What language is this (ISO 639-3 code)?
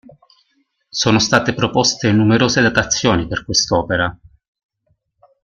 ita